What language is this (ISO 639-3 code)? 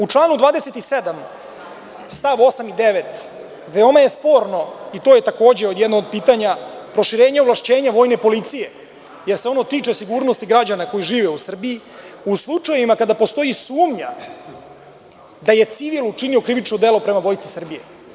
srp